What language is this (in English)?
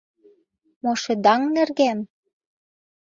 Mari